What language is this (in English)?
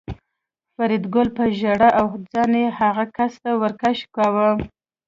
Pashto